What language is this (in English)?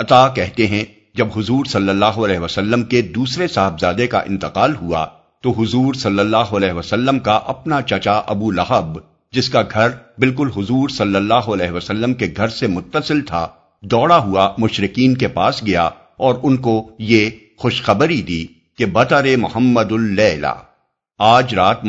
Urdu